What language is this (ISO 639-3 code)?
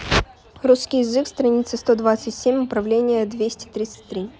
rus